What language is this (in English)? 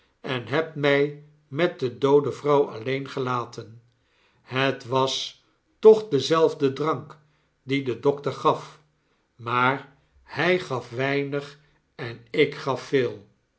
Dutch